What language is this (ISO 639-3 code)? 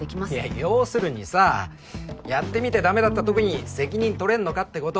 jpn